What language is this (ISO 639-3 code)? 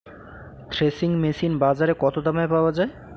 ben